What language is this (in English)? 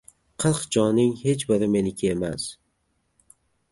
Uzbek